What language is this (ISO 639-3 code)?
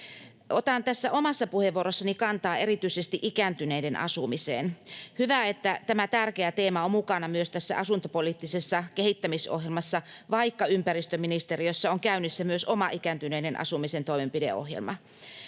fin